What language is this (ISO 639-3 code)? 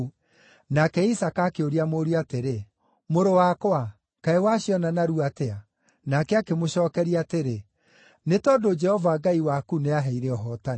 kik